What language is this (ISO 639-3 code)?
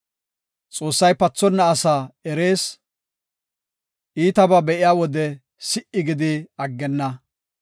gof